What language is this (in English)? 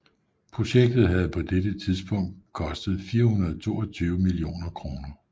Danish